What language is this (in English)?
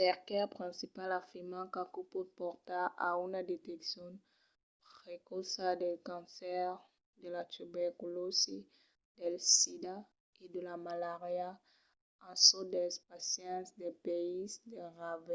Occitan